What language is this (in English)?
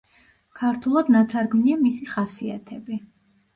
Georgian